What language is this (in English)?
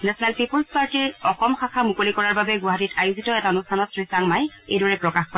Assamese